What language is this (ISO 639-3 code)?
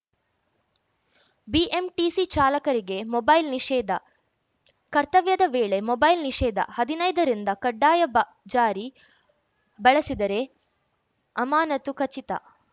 kan